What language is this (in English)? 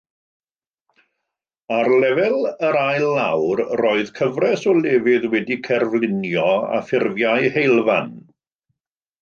Welsh